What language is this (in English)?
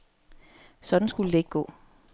Danish